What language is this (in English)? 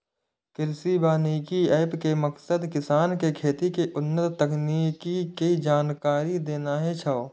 Maithili